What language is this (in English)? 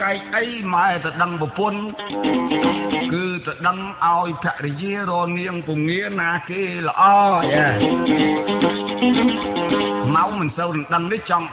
Vietnamese